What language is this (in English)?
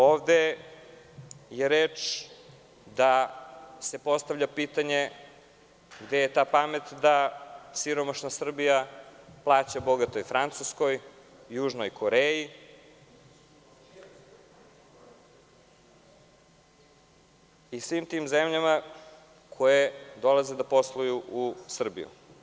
Serbian